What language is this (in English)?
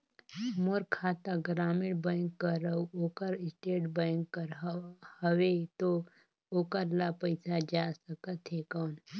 Chhattisgarhi